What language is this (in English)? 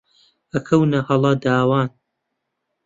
Central Kurdish